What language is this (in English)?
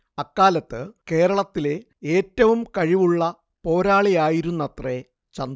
Malayalam